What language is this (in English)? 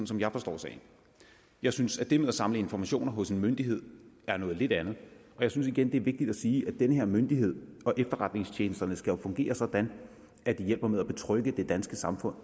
Danish